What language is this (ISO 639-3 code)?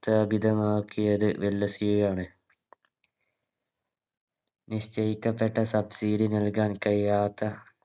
mal